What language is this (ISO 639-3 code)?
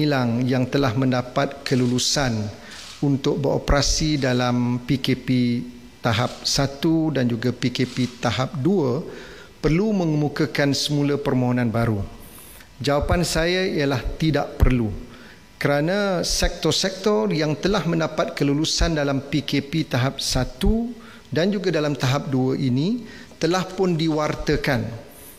msa